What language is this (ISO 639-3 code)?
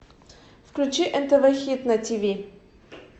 rus